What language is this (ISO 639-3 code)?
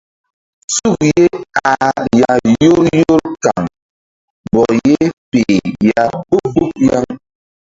mdd